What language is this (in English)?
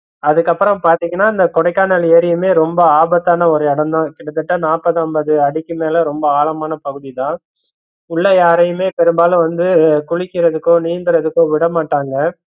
Tamil